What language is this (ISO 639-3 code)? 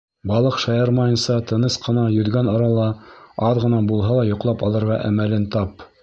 bak